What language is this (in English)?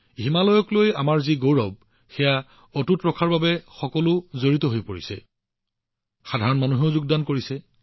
Assamese